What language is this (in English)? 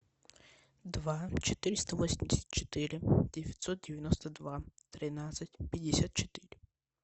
Russian